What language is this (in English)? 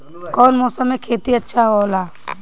Bhojpuri